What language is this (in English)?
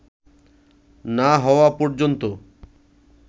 Bangla